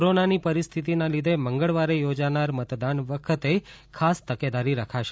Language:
Gujarati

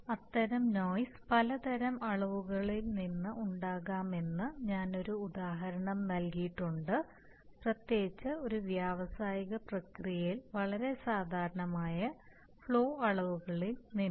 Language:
Malayalam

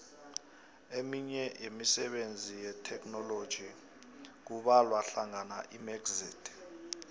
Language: South Ndebele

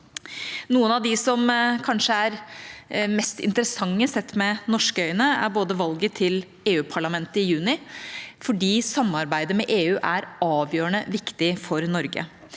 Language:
Norwegian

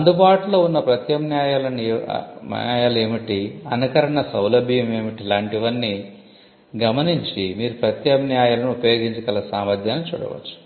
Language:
Telugu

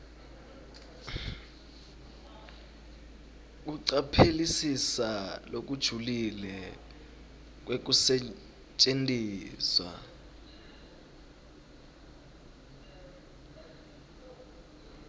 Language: Swati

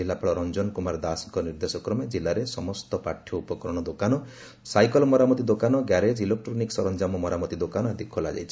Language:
Odia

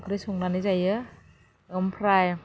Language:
Bodo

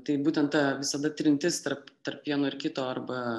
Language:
Lithuanian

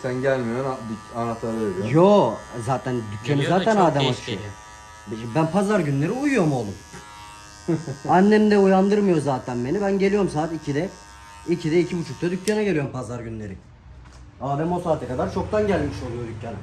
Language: Turkish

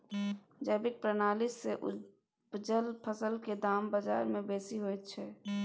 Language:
Maithili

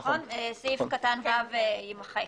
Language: Hebrew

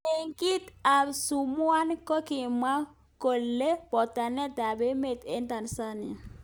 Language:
Kalenjin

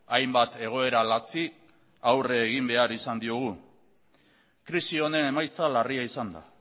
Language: Basque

